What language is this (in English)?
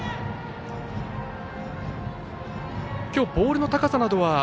Japanese